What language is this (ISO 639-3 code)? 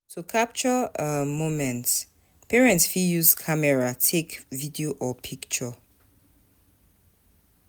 pcm